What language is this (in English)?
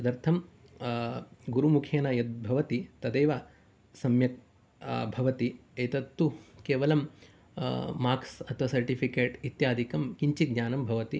Sanskrit